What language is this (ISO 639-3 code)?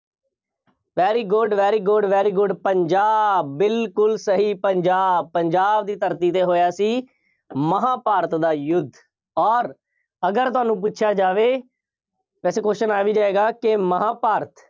pan